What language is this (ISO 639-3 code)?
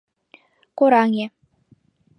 chm